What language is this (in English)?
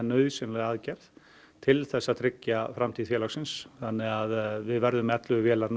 Icelandic